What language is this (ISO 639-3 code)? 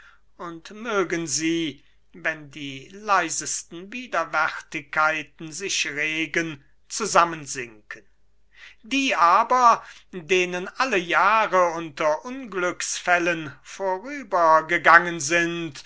deu